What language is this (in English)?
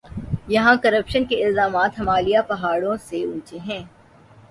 Urdu